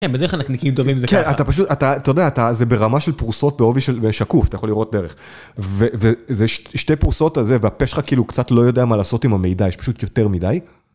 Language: Hebrew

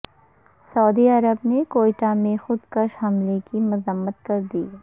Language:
Urdu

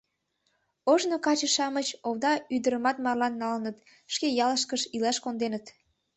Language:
Mari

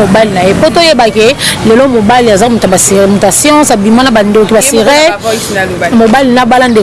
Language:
French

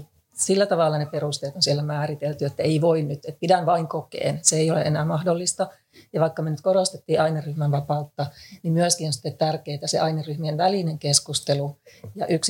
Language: Finnish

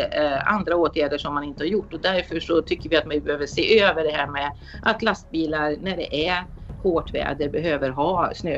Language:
Swedish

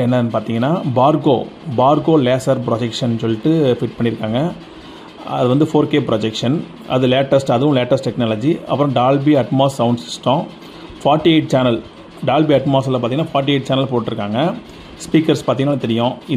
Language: Tamil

